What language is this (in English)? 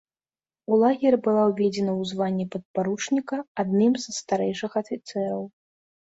Belarusian